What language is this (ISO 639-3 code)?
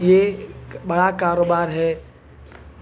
urd